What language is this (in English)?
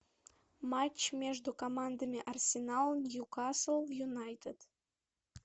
Russian